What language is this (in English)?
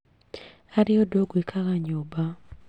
Kikuyu